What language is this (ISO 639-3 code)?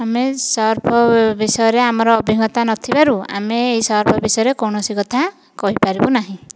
ori